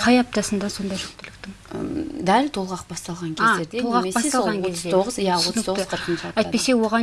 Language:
Russian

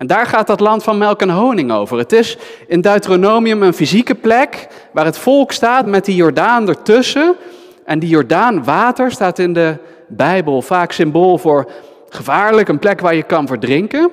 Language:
Dutch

